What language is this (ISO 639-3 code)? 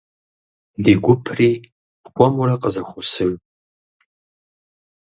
kbd